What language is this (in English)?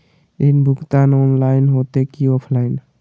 Magahi